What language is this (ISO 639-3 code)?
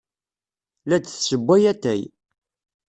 kab